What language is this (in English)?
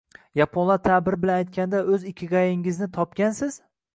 Uzbek